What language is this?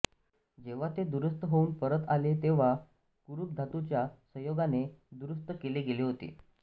Marathi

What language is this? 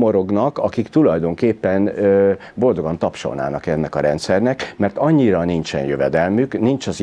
Hungarian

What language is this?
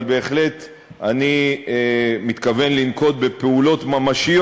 Hebrew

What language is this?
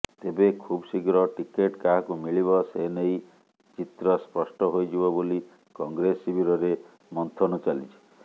Odia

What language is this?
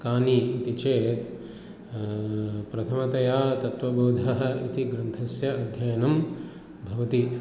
Sanskrit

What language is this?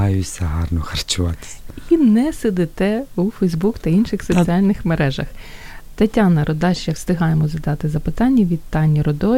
Ukrainian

